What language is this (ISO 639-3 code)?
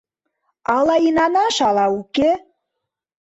chm